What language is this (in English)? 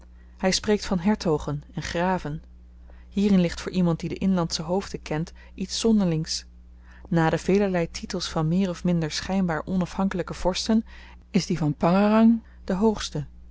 Dutch